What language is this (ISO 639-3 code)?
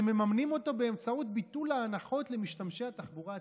heb